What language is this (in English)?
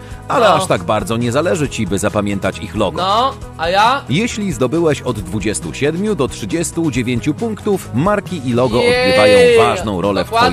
Polish